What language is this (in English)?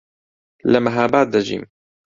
Central Kurdish